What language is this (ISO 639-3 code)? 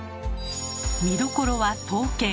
jpn